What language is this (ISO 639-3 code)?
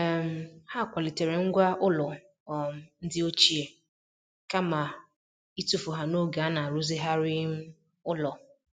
ibo